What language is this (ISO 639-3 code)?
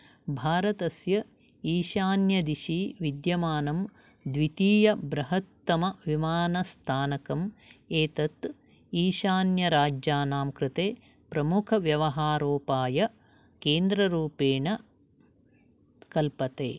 san